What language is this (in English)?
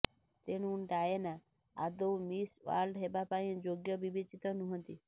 Odia